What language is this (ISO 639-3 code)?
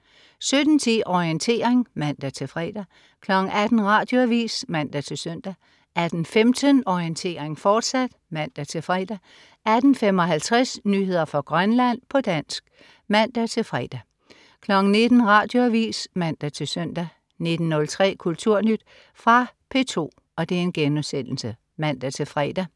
dan